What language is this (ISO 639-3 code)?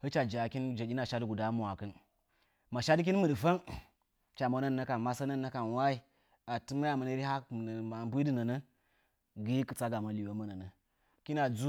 nja